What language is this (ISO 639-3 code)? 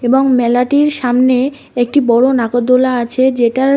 ben